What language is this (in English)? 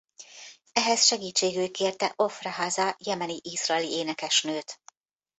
Hungarian